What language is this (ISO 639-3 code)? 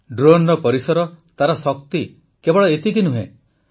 ori